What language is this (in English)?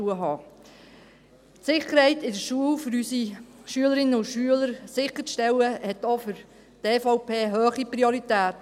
Swiss German